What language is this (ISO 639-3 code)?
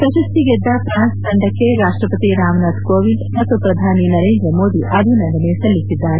kan